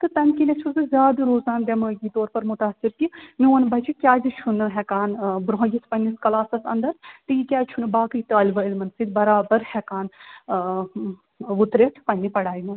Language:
Kashmiri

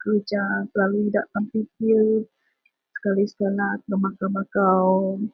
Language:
Central Melanau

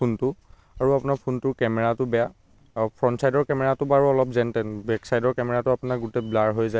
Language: Assamese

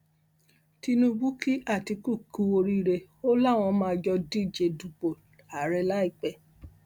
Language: Yoruba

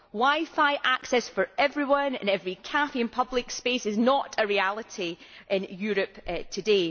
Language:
English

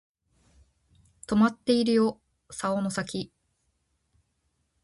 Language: Japanese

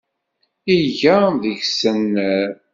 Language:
Kabyle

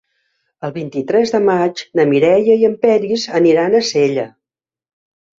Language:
Catalan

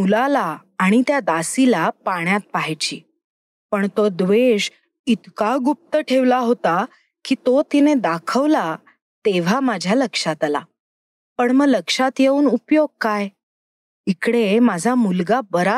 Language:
Marathi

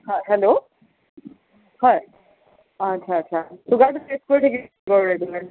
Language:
Assamese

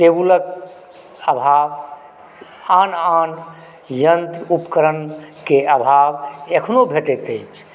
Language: Maithili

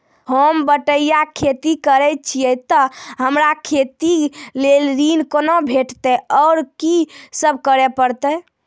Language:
Maithili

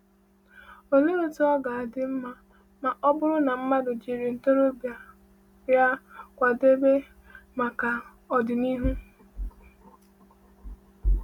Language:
Igbo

